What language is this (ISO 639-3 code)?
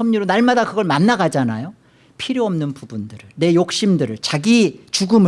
kor